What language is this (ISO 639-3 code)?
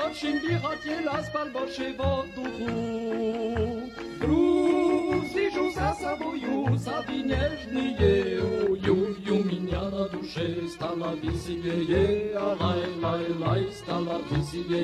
ukr